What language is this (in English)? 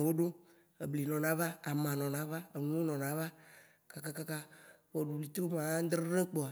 Waci Gbe